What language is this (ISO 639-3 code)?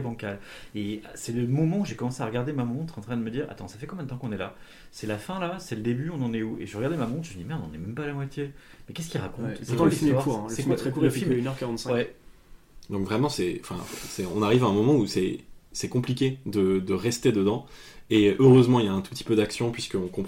fra